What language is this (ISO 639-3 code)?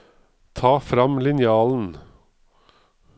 nor